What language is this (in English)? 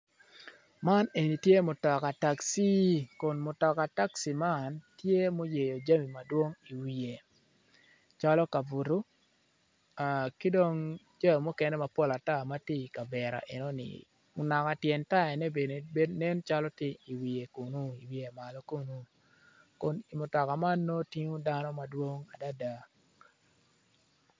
Acoli